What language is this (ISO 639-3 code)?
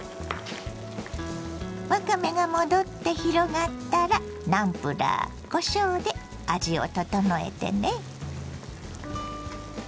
jpn